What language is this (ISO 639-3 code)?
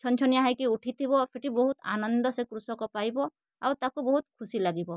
ori